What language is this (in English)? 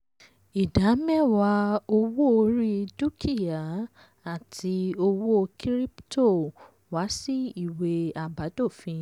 Yoruba